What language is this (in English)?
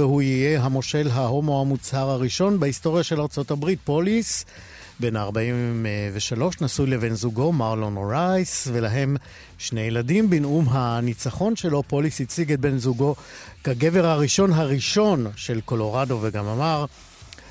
Hebrew